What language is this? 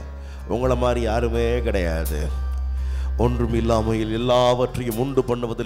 Romanian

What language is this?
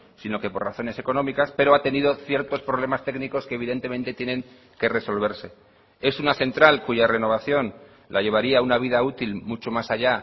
Spanish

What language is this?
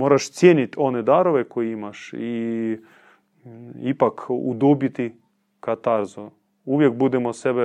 Croatian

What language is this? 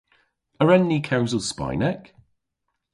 Cornish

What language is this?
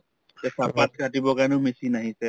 Assamese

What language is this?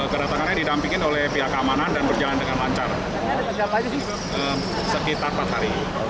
Indonesian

